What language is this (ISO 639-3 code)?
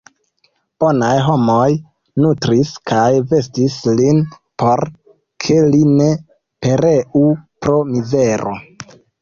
epo